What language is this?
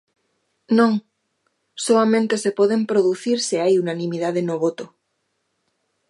Galician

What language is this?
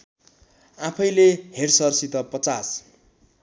Nepali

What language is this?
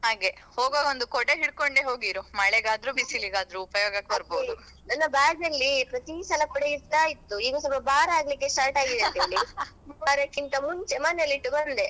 Kannada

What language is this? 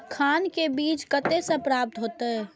Maithili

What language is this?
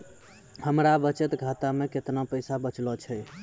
Maithili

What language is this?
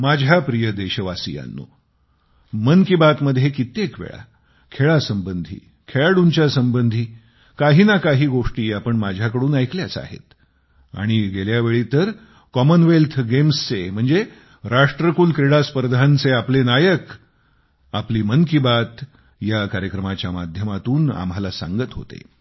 Marathi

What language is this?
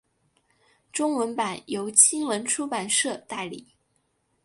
Chinese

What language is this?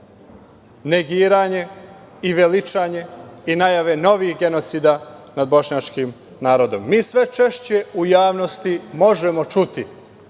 Serbian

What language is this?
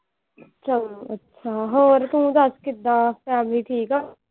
Punjabi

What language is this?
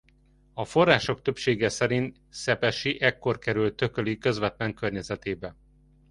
Hungarian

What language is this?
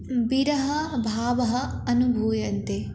Sanskrit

